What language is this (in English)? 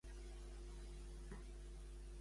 Catalan